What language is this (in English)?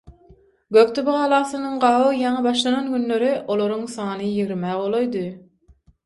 Turkmen